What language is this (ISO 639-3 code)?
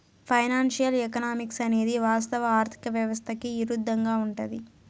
tel